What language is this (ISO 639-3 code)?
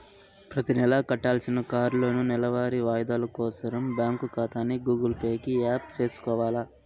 tel